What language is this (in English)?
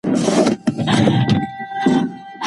Pashto